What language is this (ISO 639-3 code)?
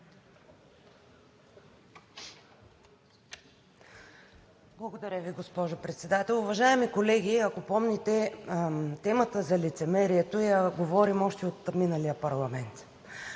bul